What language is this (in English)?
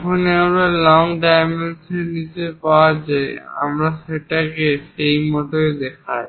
Bangla